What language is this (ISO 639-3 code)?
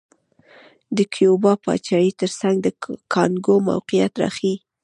pus